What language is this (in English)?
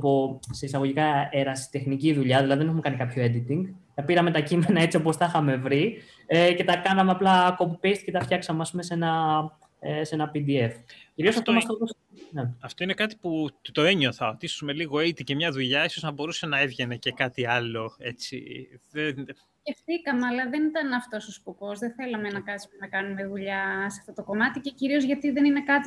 Greek